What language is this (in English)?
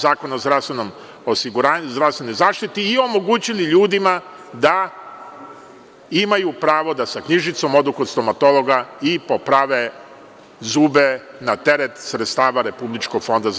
Serbian